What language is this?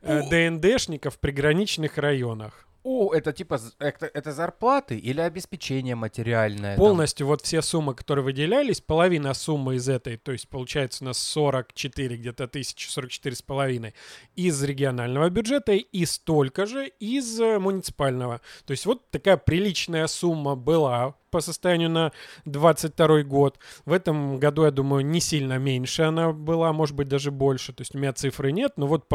Russian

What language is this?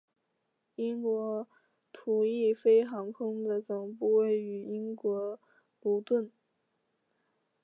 Chinese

